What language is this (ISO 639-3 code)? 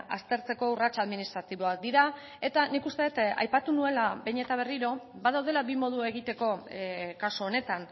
eus